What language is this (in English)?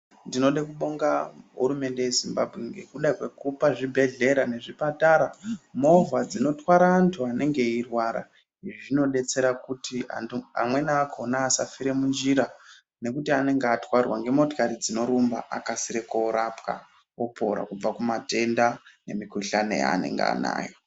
Ndau